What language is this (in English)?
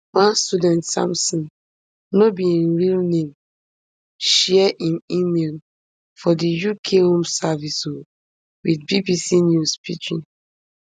Nigerian Pidgin